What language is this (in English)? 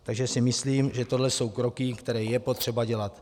Czech